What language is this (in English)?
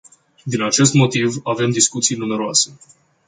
Romanian